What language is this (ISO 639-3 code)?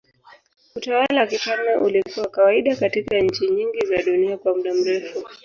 swa